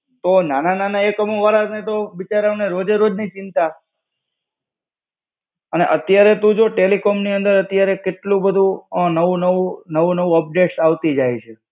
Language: Gujarati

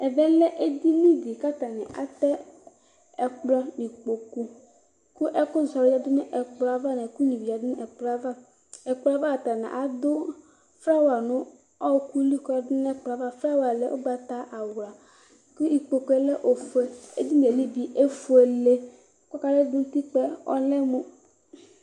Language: Ikposo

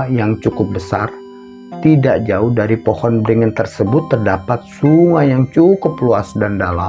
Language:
Indonesian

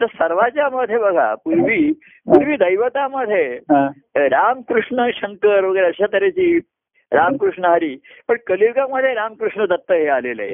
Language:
Marathi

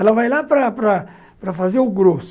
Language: Portuguese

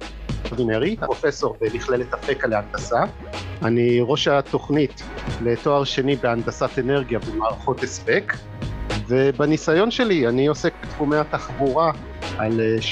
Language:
Hebrew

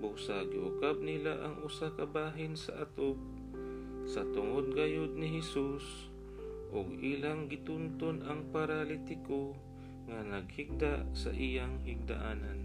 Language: Filipino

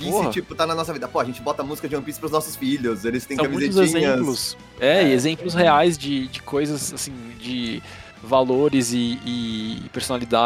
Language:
Portuguese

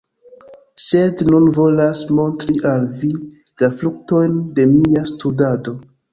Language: Esperanto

